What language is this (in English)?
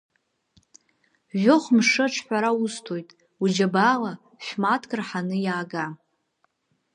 Abkhazian